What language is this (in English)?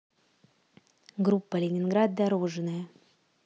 Russian